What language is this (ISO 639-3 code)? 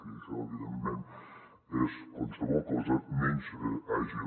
cat